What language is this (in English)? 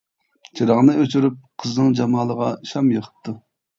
Uyghur